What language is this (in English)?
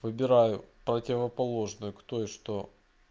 Russian